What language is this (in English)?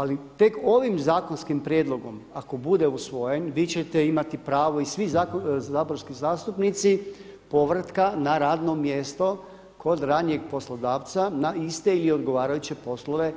Croatian